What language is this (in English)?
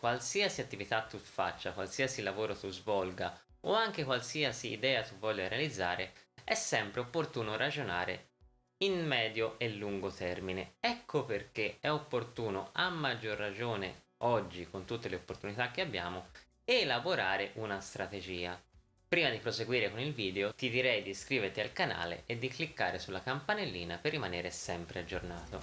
Italian